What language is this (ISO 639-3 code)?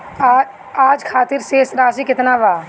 bho